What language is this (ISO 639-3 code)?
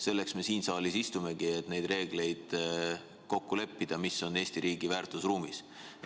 est